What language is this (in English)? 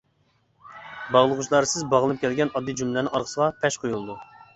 Uyghur